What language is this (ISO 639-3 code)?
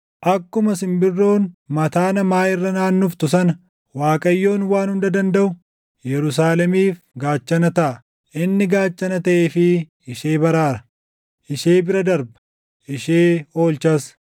orm